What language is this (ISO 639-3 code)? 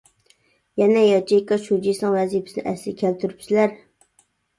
uig